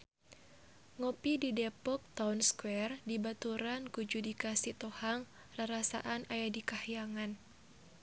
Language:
Sundanese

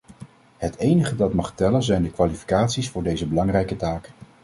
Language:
Dutch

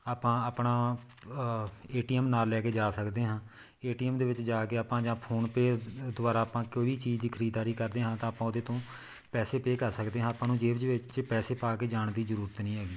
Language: Punjabi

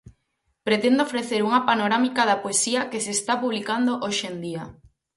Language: Galician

